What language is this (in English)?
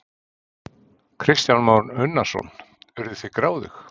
Icelandic